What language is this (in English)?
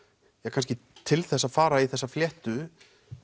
Icelandic